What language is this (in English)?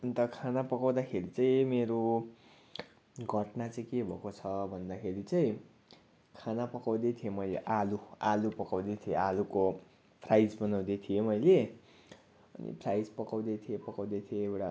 Nepali